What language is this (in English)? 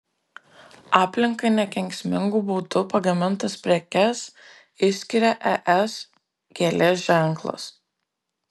Lithuanian